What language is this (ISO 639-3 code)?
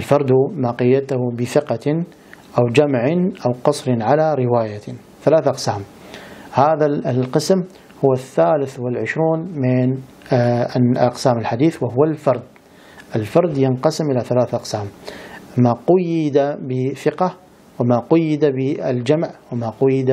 ara